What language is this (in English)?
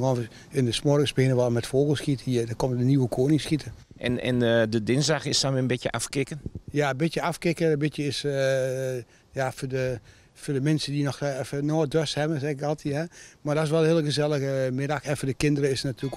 Dutch